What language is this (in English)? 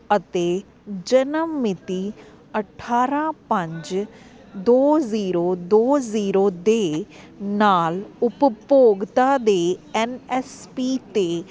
Punjabi